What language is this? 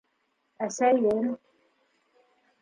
Bashkir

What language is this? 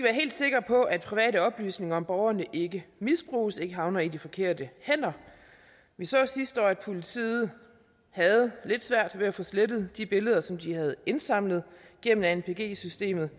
Danish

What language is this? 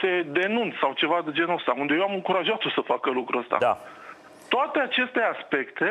Romanian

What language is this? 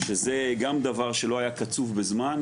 Hebrew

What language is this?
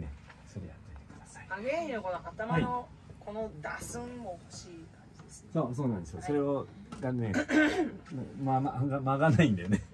Japanese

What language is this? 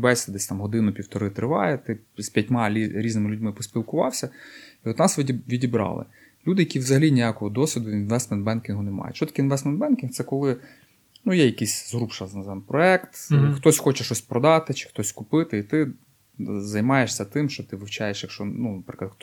Ukrainian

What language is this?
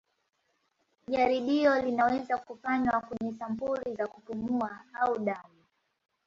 Swahili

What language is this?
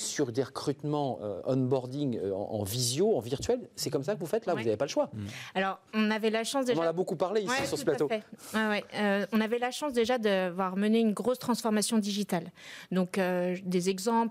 French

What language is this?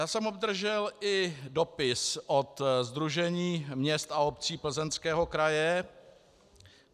Czech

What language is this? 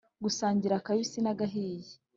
Kinyarwanda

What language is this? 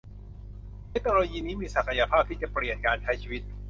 Thai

